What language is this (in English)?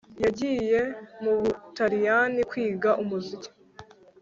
Kinyarwanda